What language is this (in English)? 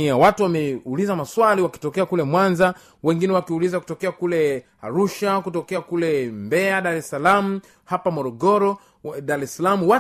Swahili